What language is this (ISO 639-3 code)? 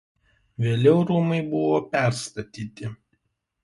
lit